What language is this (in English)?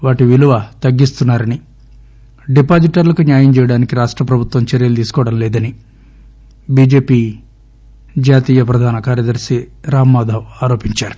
Telugu